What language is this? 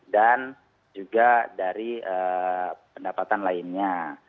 Indonesian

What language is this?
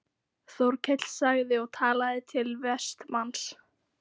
Icelandic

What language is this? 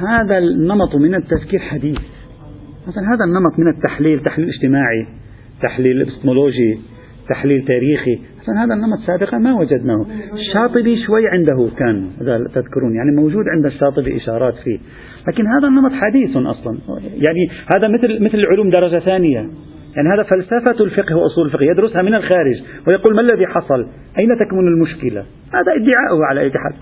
Arabic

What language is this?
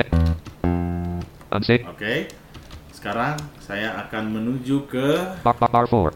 Indonesian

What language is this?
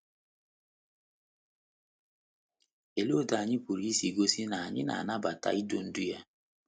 Igbo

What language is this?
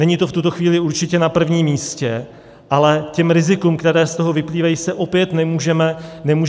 Czech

